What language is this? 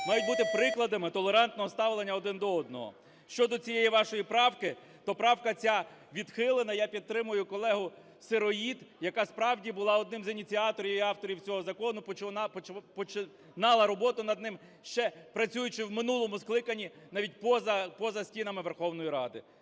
Ukrainian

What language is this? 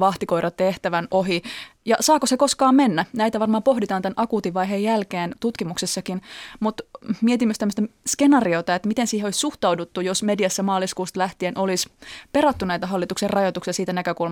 Finnish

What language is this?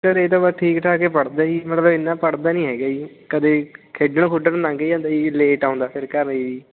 Punjabi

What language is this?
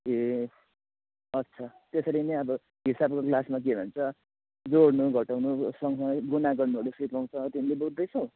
Nepali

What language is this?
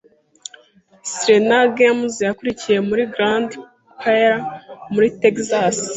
Kinyarwanda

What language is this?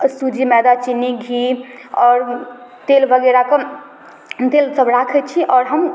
Maithili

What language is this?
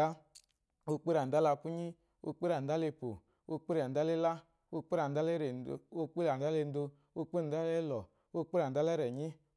Eloyi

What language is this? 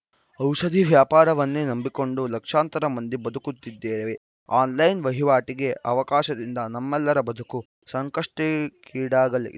Kannada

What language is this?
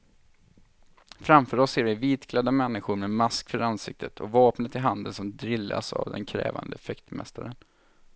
Swedish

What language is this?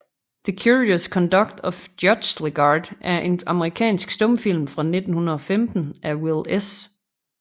Danish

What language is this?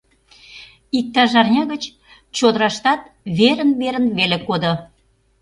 Mari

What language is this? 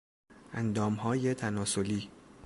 Persian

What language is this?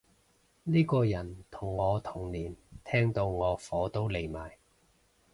Cantonese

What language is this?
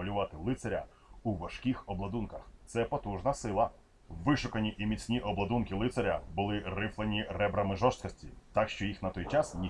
Russian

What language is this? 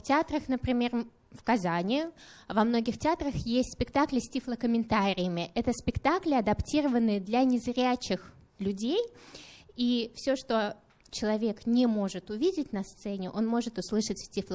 Russian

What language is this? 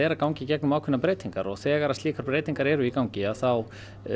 Icelandic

